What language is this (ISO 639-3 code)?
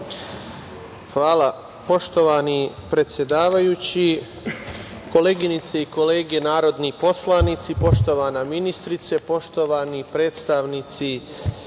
srp